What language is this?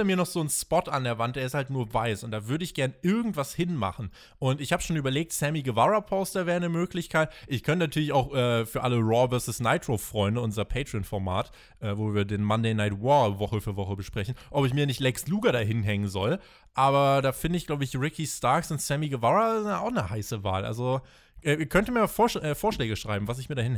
German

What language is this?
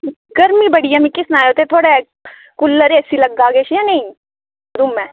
Dogri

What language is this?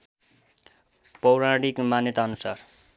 Nepali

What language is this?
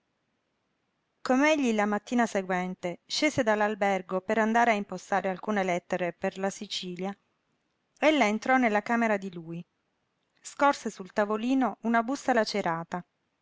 Italian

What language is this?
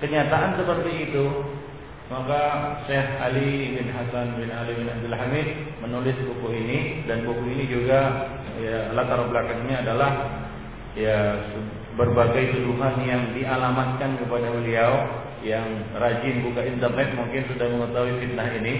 Malay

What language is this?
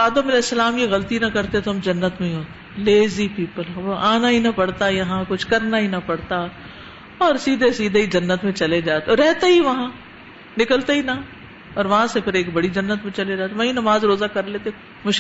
Urdu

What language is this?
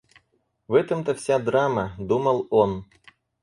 Russian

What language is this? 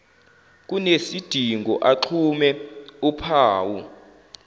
Zulu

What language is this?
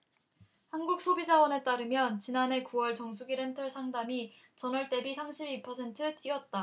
Korean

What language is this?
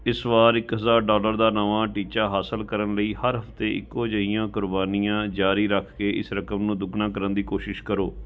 Punjabi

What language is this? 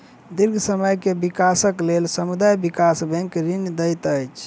Maithili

